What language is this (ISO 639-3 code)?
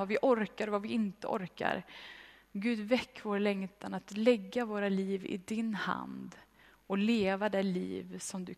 swe